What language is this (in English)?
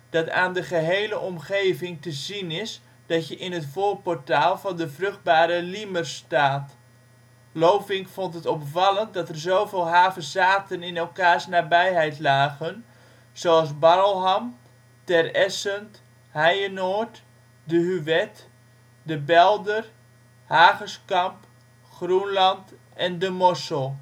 Dutch